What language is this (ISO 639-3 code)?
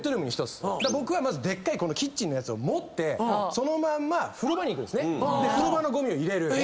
jpn